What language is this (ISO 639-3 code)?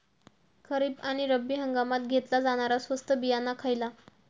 mar